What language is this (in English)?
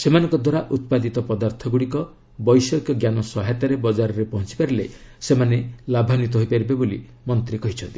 Odia